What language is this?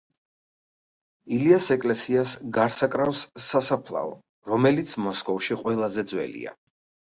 Georgian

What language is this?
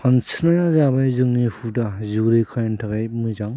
Bodo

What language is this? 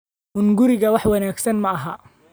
Somali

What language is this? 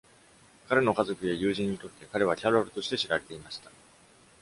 Japanese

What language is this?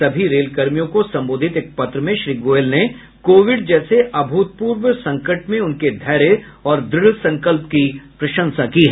Hindi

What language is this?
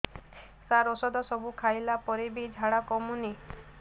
Odia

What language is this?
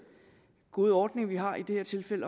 Danish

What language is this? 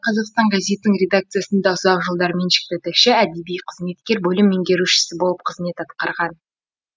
Kazakh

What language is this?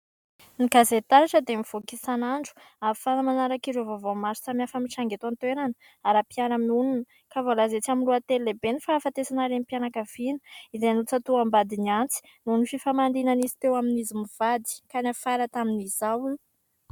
Malagasy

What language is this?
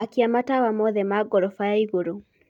Kikuyu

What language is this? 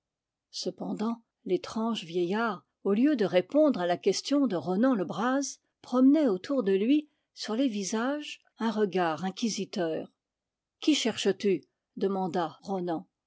French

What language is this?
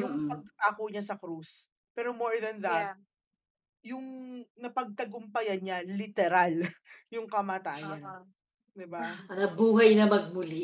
Filipino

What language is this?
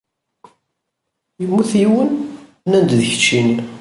Kabyle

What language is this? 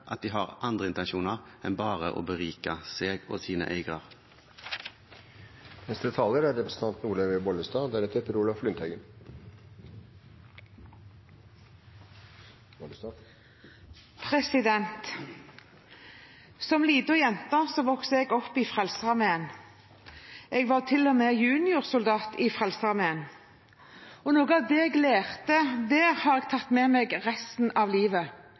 Norwegian Bokmål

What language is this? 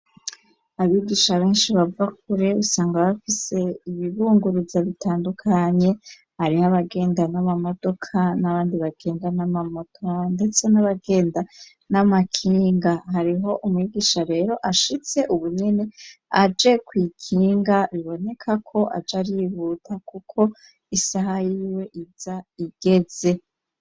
Rundi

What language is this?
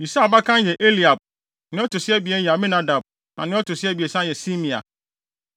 Akan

